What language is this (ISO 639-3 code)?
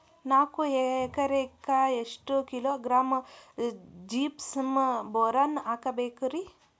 kan